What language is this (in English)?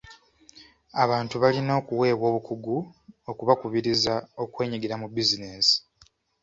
Ganda